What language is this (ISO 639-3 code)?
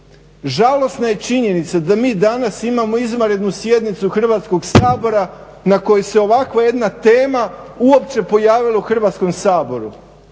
hrv